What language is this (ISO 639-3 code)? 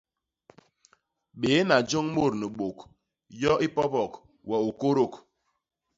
bas